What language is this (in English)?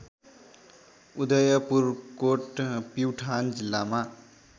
Nepali